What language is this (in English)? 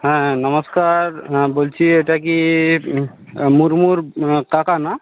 Bangla